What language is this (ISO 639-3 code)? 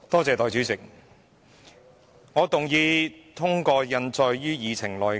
yue